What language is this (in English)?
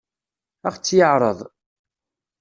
Kabyle